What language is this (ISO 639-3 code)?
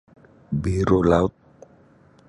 bsy